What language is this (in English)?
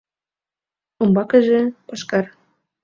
Mari